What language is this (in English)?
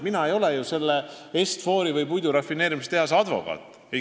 Estonian